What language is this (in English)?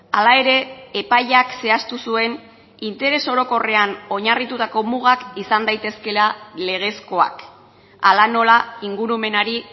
Basque